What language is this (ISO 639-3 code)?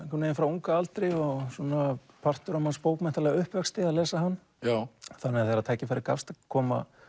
isl